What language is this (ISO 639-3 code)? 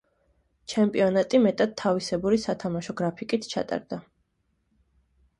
kat